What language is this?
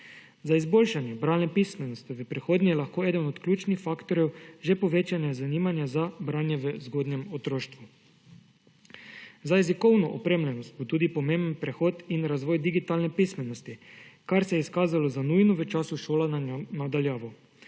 Slovenian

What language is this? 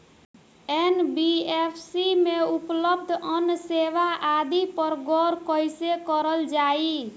Bhojpuri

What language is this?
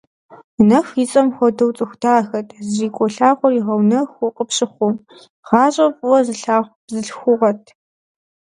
Kabardian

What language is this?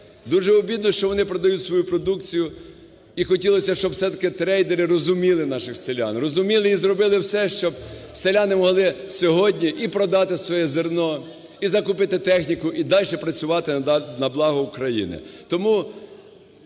Ukrainian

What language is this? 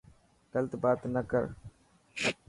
Dhatki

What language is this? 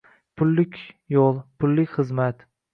Uzbek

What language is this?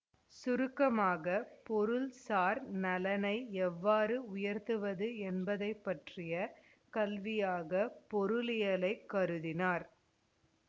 Tamil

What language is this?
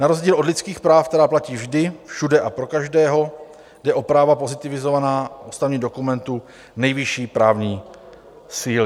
Czech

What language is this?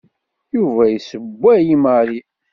Kabyle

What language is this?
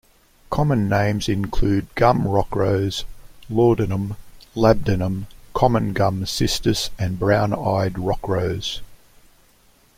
English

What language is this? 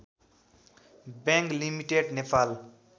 Nepali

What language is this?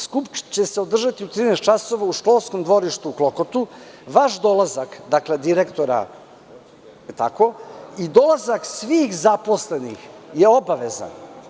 Serbian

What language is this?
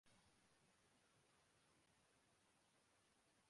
Urdu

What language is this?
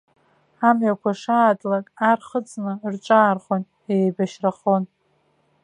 Abkhazian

